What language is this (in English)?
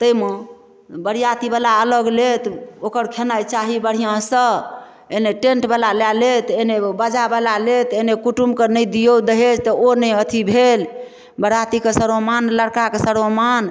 Maithili